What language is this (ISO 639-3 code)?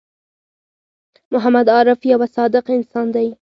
pus